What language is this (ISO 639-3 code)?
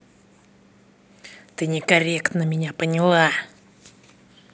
rus